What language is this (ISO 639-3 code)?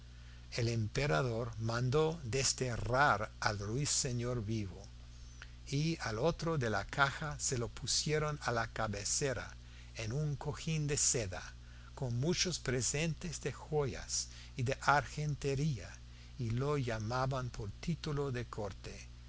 spa